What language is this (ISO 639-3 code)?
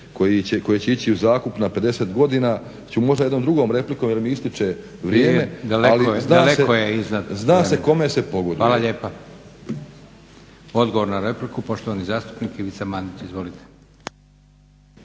hrv